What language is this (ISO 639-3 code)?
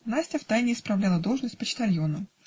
rus